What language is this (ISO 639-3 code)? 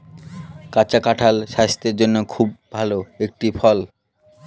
ben